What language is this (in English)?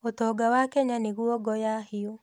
Kikuyu